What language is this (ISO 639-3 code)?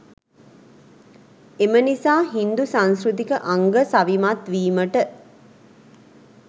sin